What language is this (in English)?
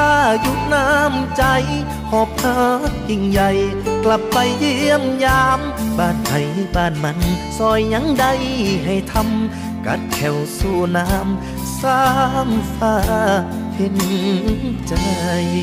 Thai